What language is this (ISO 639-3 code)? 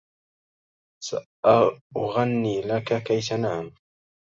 ara